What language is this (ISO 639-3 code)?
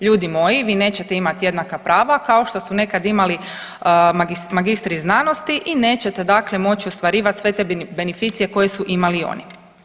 hrv